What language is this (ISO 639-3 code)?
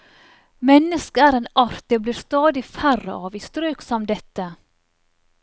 nor